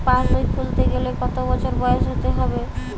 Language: Bangla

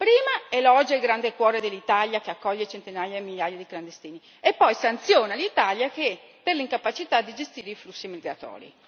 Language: Italian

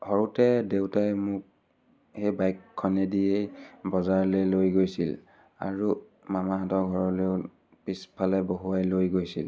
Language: Assamese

